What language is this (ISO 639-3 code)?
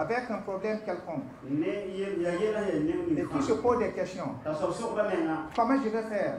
fra